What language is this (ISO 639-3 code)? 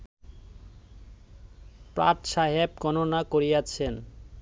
ben